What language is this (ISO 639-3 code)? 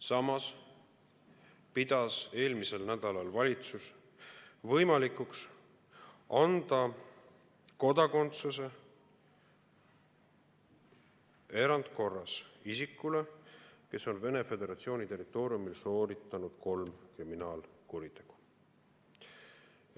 est